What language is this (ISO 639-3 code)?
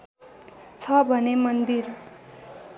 nep